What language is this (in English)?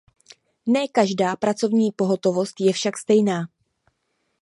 Czech